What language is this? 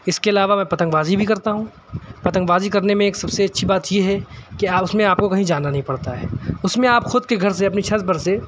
Urdu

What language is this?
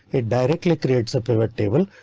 English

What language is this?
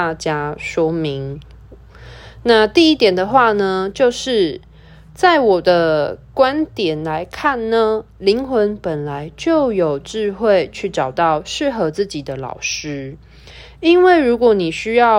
Chinese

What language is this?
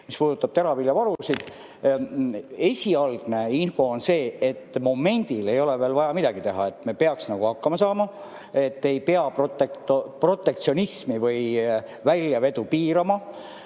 Estonian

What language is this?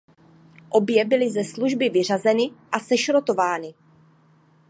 Czech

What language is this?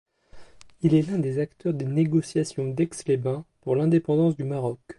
French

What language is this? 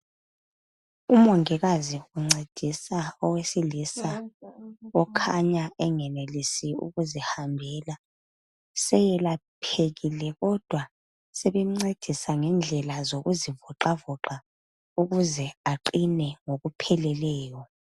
North Ndebele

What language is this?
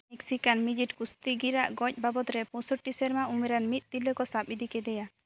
Santali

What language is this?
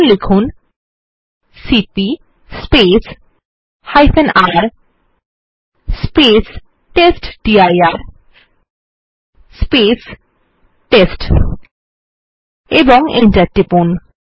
Bangla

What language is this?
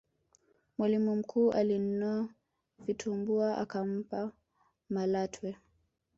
Swahili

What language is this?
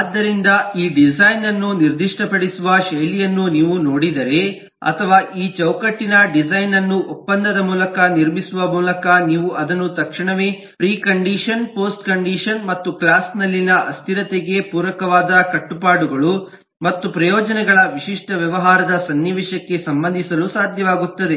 Kannada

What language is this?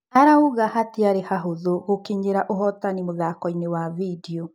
Kikuyu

